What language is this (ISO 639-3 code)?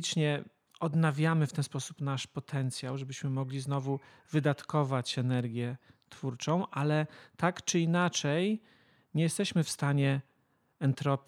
pol